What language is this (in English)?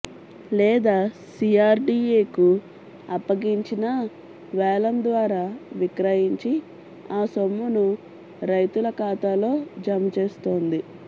Telugu